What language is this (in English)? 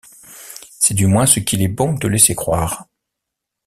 French